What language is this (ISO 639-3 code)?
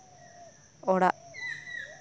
sat